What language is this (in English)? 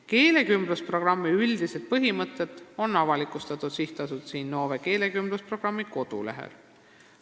Estonian